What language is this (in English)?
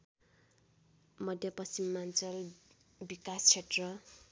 Nepali